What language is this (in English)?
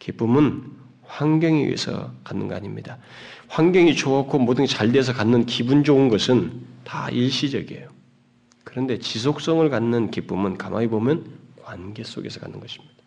Korean